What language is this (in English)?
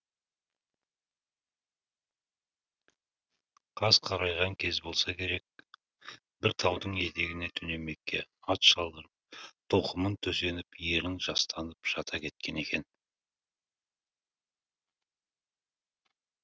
Kazakh